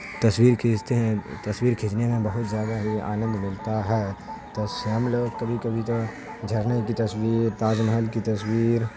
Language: Urdu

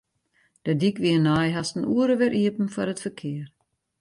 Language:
Western Frisian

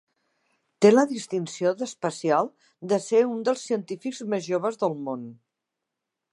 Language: Catalan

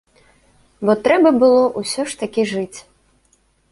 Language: Belarusian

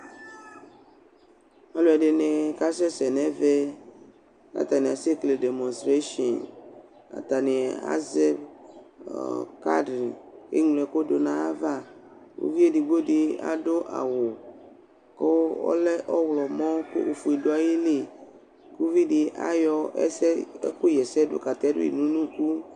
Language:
Ikposo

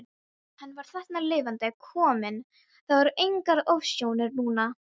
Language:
Icelandic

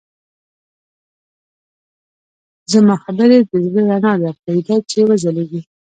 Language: Pashto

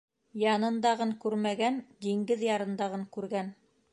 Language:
Bashkir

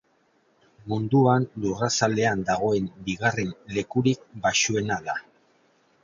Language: Basque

